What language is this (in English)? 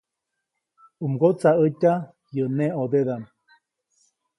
Copainalá Zoque